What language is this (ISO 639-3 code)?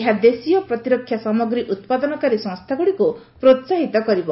ori